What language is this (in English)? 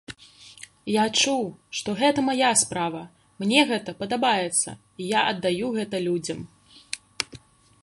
Belarusian